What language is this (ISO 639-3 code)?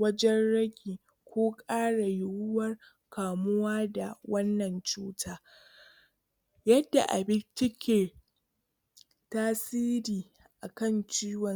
hau